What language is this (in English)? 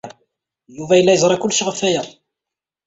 Kabyle